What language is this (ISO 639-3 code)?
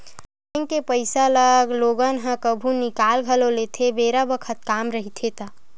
hne